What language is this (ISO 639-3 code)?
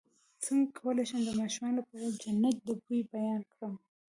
pus